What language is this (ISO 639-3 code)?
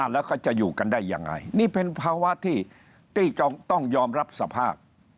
tha